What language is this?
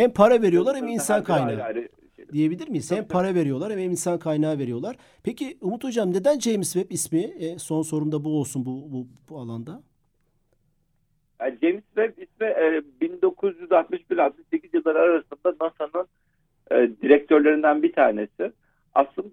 Turkish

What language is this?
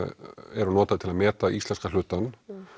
Icelandic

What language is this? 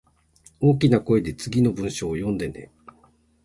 Japanese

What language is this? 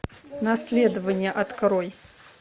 Russian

